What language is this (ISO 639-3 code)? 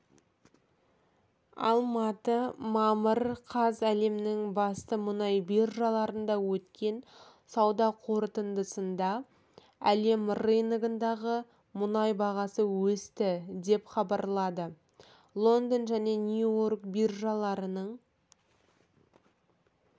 kaz